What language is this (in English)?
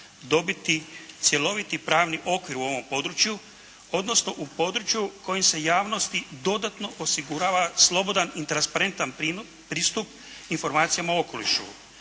Croatian